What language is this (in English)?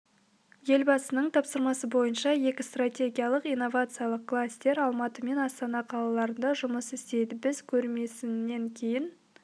Kazakh